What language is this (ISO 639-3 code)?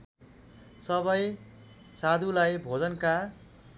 nep